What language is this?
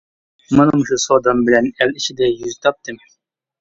Uyghur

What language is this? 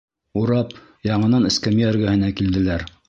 Bashkir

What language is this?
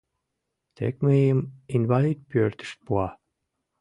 Mari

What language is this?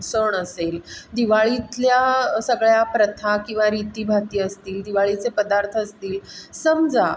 Marathi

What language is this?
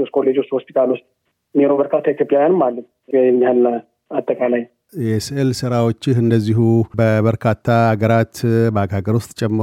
Amharic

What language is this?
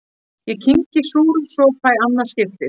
Icelandic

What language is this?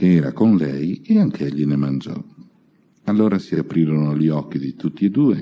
Italian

